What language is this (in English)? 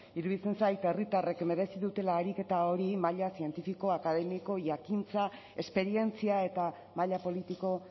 Basque